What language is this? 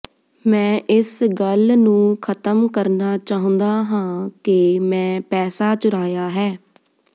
Punjabi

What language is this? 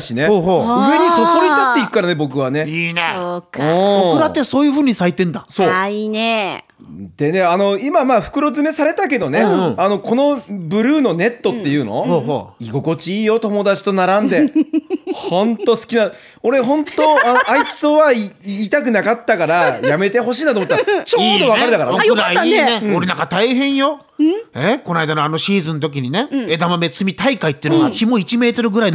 Japanese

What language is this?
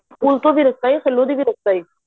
Punjabi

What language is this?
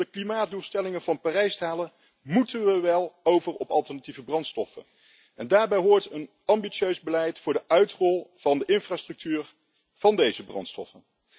Dutch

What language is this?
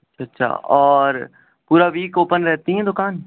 Urdu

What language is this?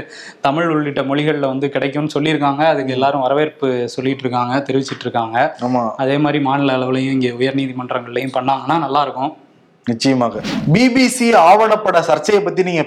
Tamil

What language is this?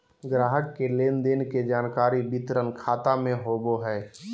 Magahi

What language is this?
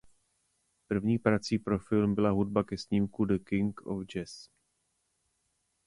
Czech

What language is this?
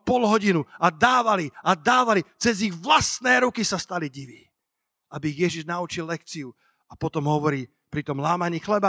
Slovak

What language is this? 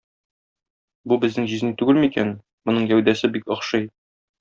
Tatar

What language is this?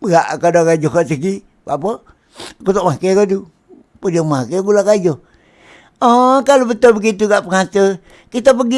Malay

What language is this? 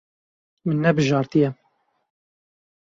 Kurdish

